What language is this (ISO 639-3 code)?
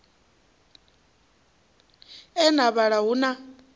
ven